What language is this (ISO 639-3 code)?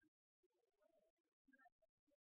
nob